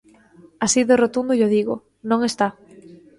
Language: Galician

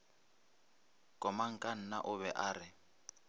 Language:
Northern Sotho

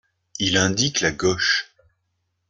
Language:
French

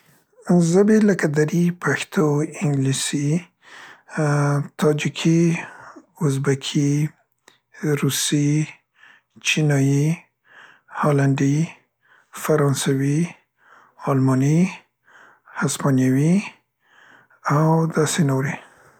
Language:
Central Pashto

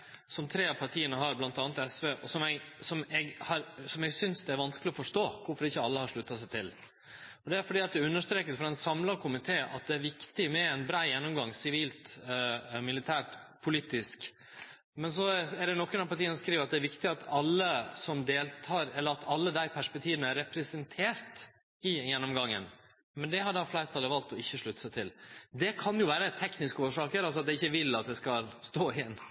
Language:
Norwegian Nynorsk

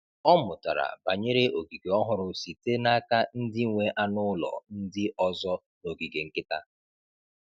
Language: Igbo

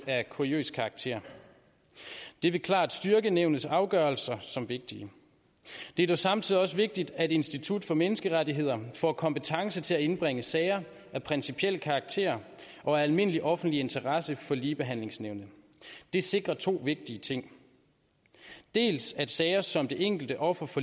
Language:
Danish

